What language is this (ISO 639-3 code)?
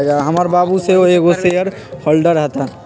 mag